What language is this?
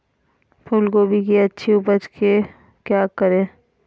Magahi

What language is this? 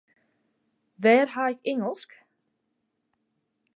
Western Frisian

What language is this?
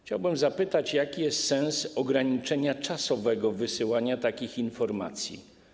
Polish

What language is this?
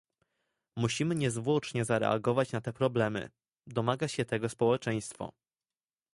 Polish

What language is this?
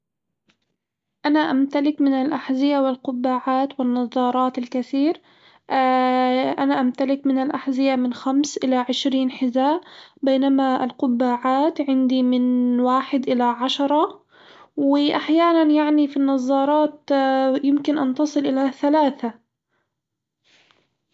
Hijazi Arabic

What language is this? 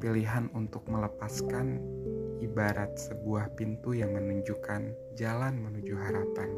Indonesian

